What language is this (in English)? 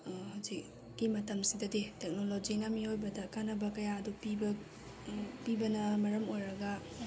Manipuri